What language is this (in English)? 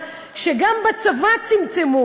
Hebrew